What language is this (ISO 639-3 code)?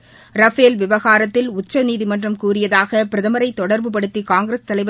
tam